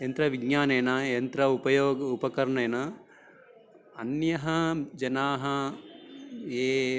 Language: Sanskrit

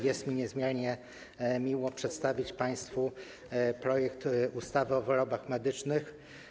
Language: Polish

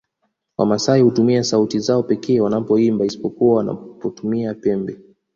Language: Swahili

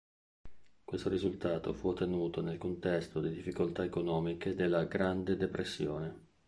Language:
Italian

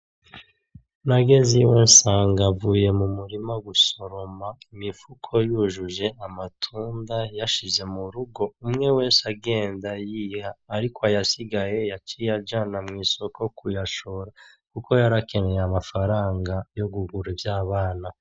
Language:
Rundi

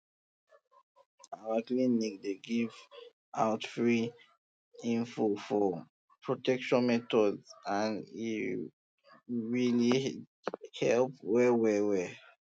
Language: Nigerian Pidgin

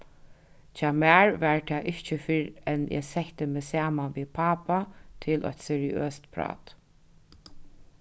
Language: Faroese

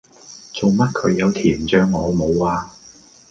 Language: Cantonese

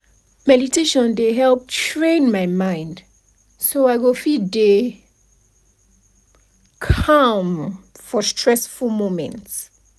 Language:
Nigerian Pidgin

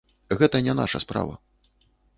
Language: Belarusian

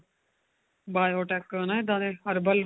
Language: Punjabi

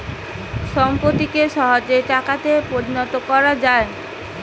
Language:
Bangla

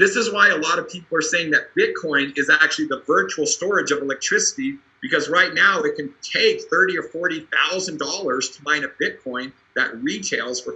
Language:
English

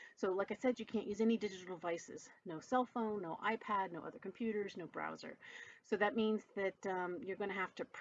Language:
English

